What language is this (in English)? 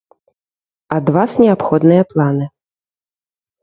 Belarusian